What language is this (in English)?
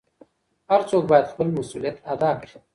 Pashto